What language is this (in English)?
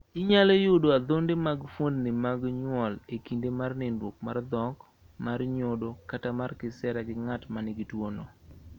Luo (Kenya and Tanzania)